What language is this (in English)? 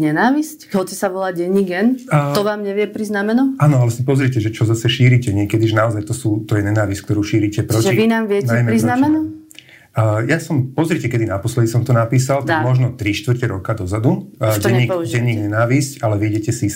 Slovak